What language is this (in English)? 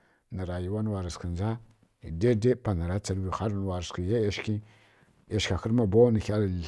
Kirya-Konzəl